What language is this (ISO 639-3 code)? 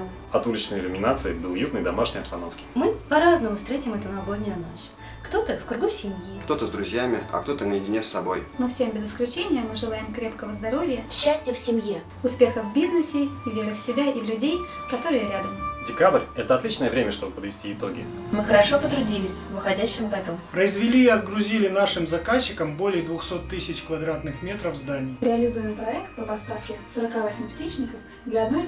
rus